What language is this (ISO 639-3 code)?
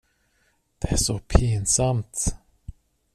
swe